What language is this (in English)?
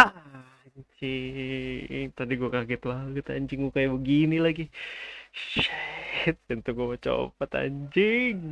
Indonesian